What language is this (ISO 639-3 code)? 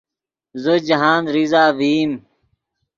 ydg